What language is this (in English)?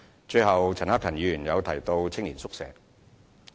Cantonese